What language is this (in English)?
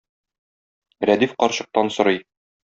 Tatar